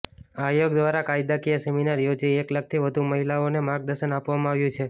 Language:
Gujarati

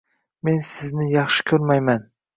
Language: Uzbek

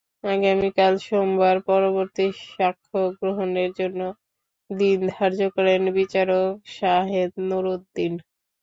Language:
Bangla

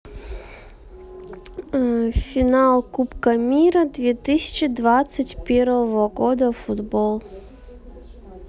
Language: Russian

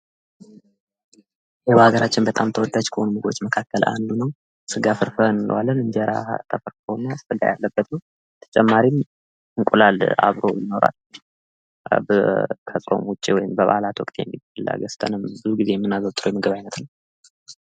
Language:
Amharic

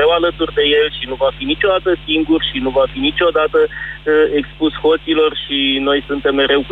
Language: Romanian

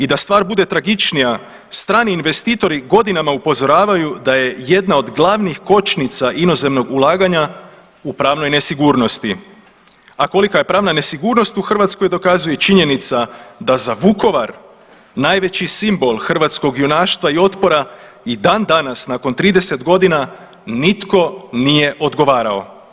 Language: Croatian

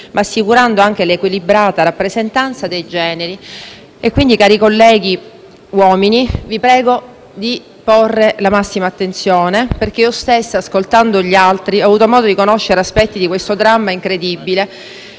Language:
Italian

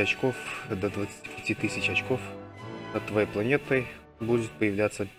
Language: Russian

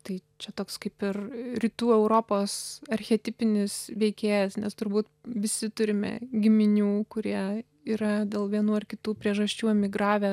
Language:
Lithuanian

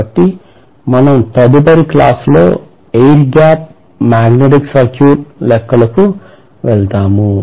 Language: Telugu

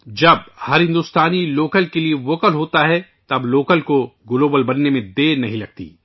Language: Urdu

